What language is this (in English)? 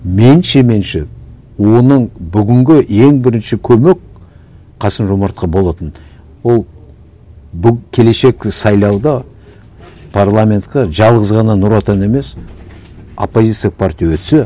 Kazakh